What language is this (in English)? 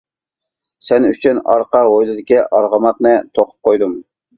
Uyghur